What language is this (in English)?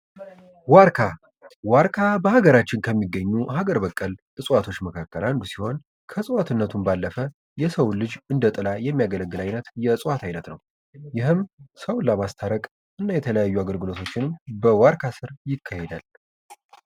Amharic